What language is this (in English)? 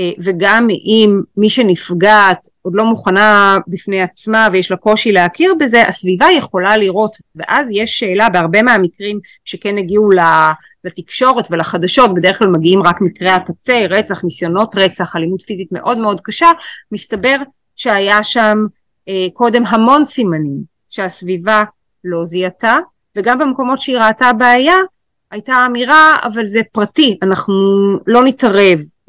Hebrew